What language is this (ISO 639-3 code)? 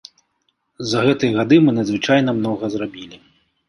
bel